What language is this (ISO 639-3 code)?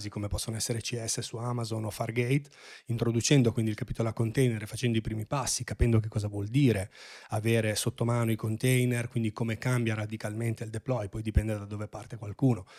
ita